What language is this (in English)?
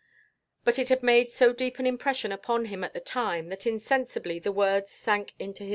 English